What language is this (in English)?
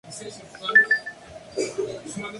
Spanish